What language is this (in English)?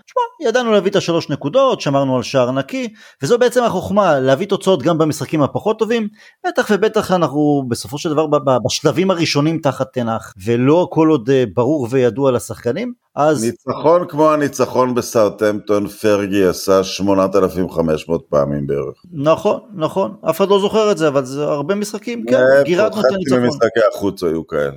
Hebrew